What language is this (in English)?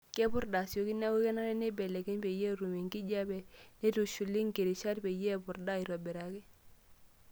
Masai